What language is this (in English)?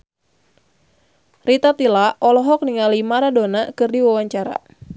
Sundanese